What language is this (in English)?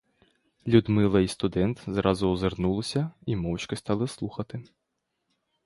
Ukrainian